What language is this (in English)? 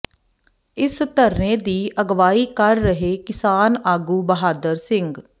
Punjabi